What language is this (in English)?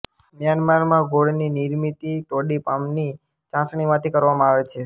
Gujarati